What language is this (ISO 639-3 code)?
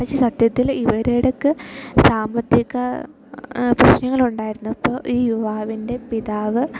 mal